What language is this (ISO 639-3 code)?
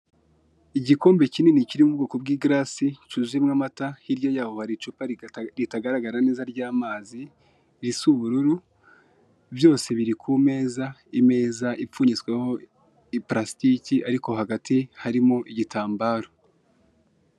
kin